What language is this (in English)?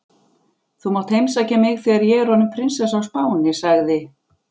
Icelandic